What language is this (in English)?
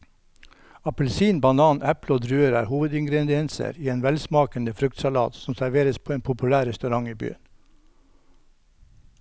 Norwegian